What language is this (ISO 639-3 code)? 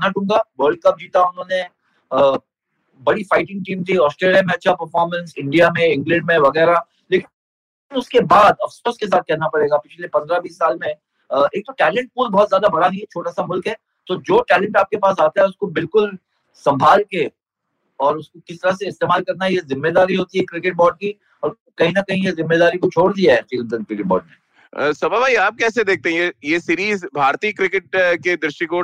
hin